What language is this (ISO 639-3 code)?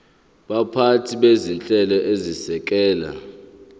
zul